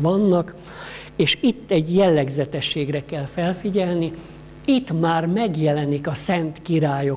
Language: Hungarian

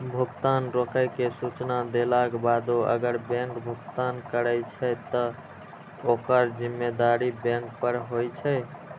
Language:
Maithili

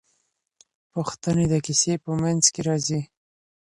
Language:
Pashto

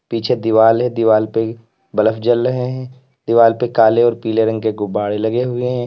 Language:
Hindi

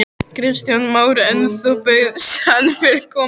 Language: Icelandic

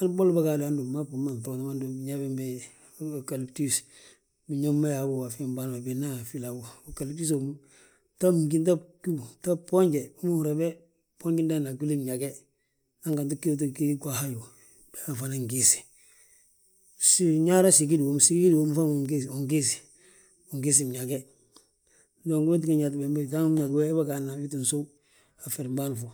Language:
Balanta-Ganja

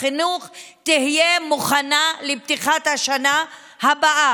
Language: Hebrew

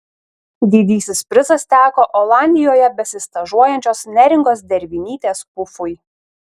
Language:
Lithuanian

